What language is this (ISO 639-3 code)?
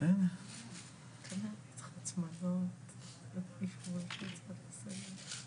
heb